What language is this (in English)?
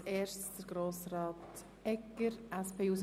Swiss German